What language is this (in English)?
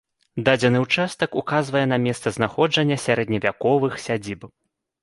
Belarusian